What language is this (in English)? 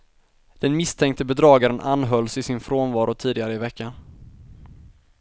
Swedish